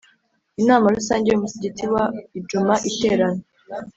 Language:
Kinyarwanda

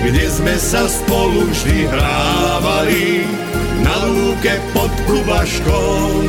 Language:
Croatian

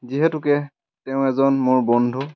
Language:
Assamese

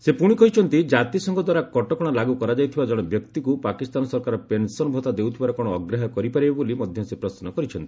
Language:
Odia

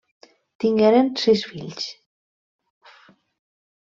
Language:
Catalan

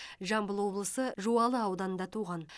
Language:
Kazakh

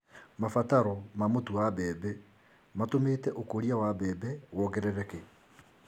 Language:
Kikuyu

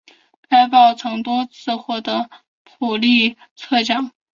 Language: Chinese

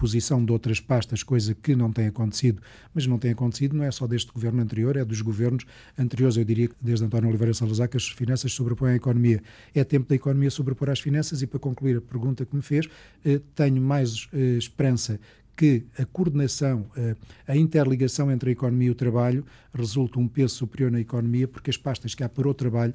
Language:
Portuguese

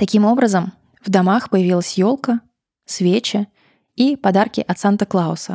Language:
Russian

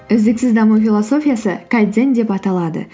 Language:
Kazakh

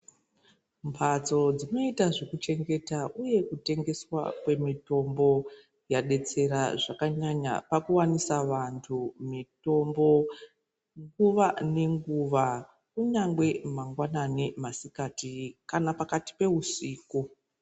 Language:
Ndau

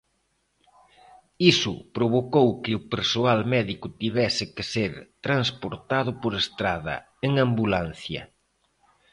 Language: Galician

